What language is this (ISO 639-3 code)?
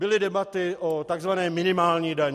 ces